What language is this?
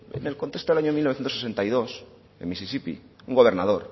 Spanish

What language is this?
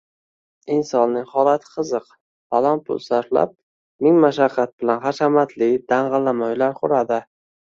Uzbek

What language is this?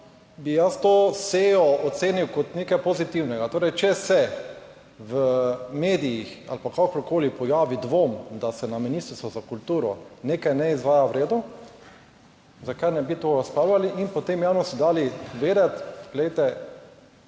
Slovenian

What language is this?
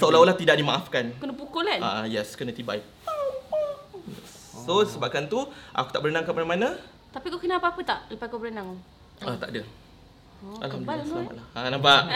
Malay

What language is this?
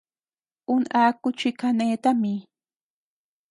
Tepeuxila Cuicatec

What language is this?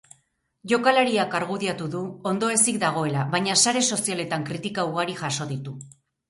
Basque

